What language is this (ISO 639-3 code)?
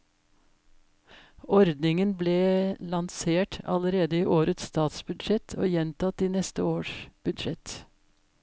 nor